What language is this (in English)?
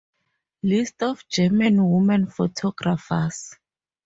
English